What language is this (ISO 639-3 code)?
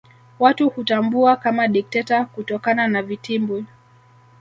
swa